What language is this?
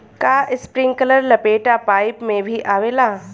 Bhojpuri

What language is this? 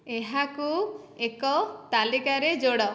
Odia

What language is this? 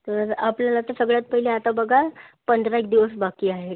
Marathi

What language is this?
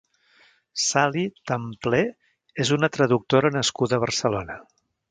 Catalan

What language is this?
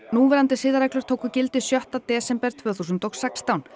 Icelandic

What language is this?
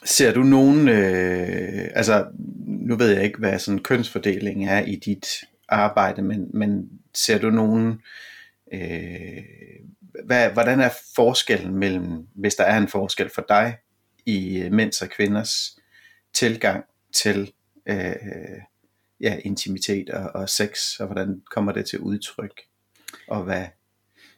Danish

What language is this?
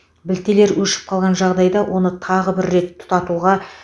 Kazakh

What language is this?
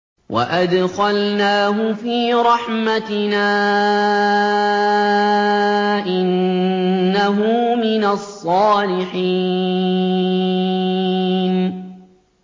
Arabic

